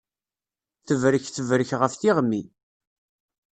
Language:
Kabyle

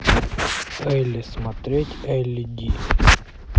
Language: Russian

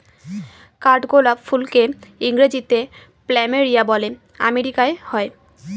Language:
Bangla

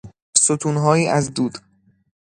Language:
Persian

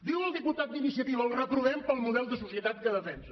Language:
Catalan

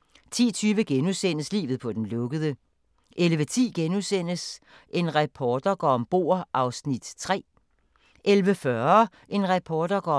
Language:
Danish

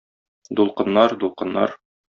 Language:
Tatar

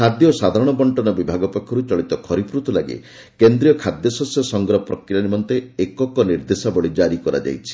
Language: Odia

